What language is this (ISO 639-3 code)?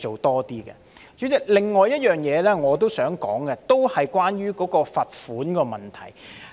yue